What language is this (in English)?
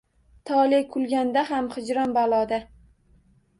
Uzbek